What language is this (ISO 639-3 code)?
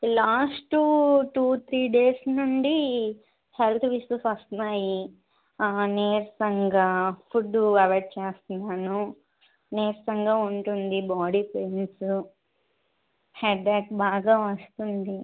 tel